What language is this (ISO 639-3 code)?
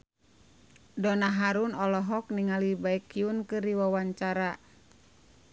sun